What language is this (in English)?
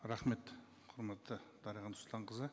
Kazakh